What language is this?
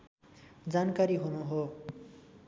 Nepali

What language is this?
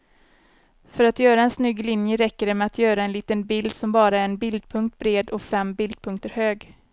Swedish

